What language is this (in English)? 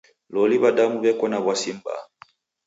Taita